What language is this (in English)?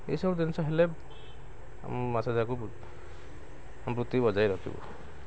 Odia